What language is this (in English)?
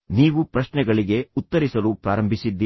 Kannada